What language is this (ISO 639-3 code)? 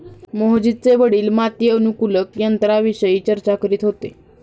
mar